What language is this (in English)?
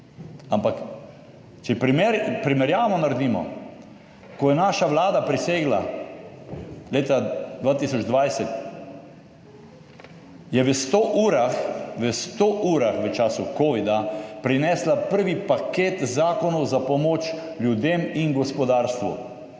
Slovenian